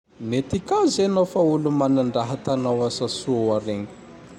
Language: Tandroy-Mahafaly Malagasy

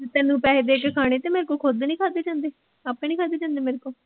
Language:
Punjabi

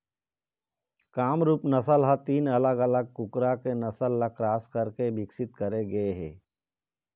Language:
Chhattisgarhi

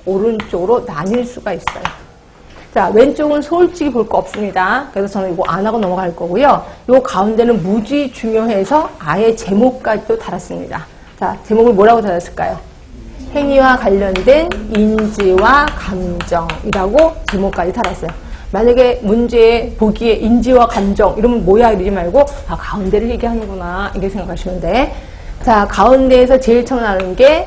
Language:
Korean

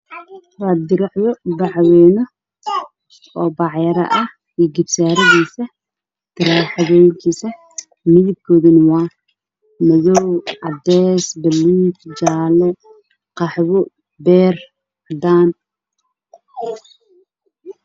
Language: Somali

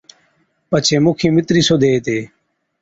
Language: Od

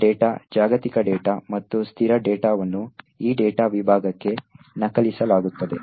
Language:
Kannada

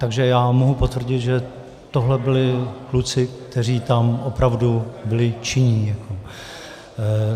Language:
Czech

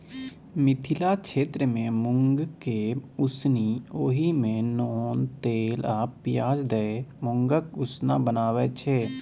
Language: Maithili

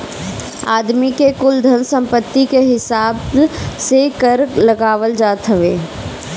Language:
Bhojpuri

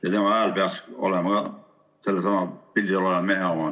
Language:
Estonian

